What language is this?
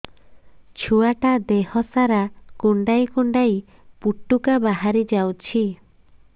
Odia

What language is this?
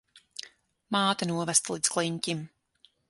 Latvian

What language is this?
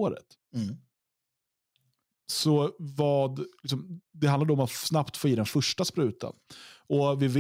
Swedish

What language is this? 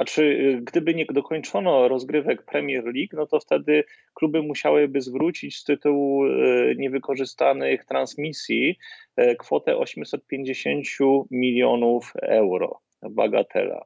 Polish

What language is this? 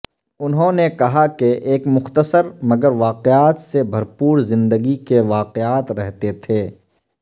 Urdu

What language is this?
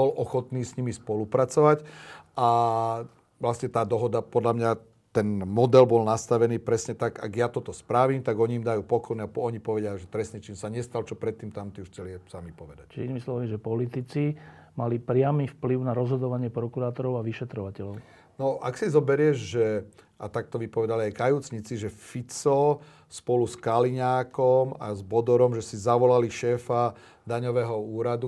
Slovak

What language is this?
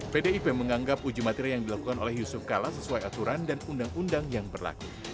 Indonesian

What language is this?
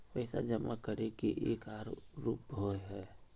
Magahi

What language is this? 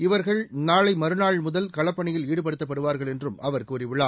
Tamil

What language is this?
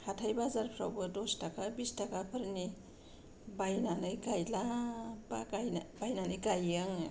Bodo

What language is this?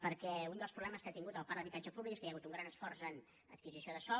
Catalan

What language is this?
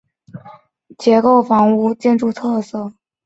Chinese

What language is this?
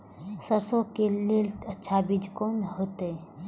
Maithili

